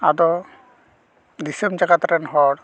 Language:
Santali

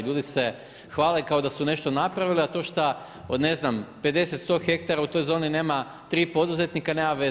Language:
Croatian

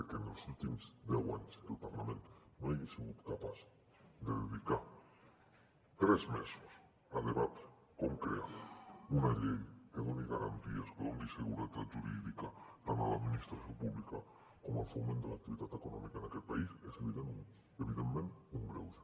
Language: Catalan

